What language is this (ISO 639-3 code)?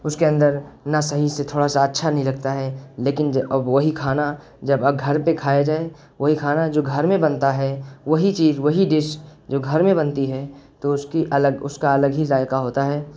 urd